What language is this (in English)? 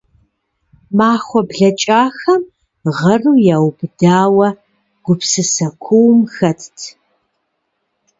Kabardian